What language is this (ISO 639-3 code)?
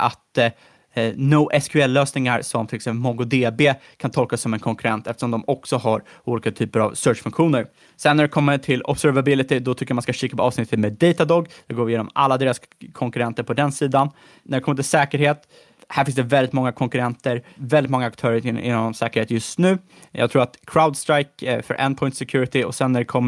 swe